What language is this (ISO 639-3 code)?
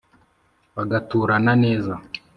kin